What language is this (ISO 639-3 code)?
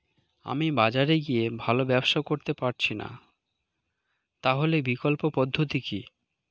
ben